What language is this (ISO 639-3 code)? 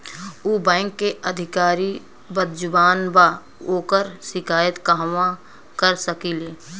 bho